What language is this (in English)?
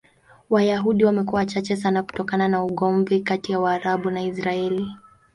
Swahili